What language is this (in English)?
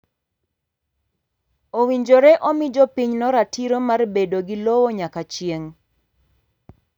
Luo (Kenya and Tanzania)